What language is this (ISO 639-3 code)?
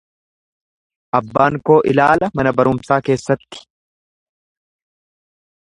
orm